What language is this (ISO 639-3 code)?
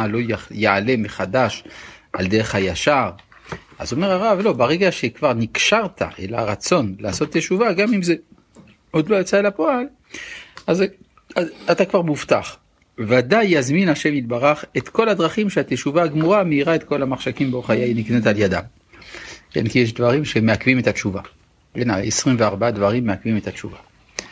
heb